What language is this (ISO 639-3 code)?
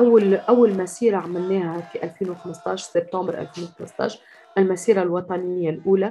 ara